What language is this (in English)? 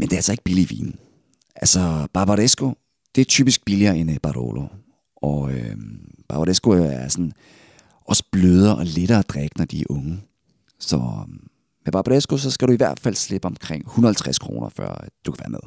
Danish